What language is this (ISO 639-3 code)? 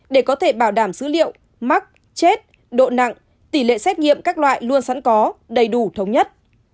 vie